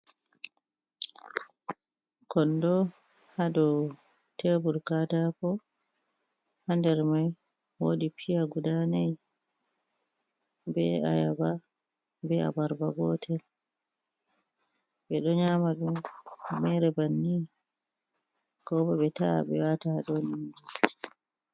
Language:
Fula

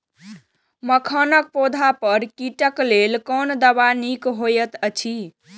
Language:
Maithili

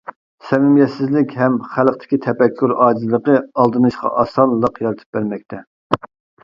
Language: Uyghur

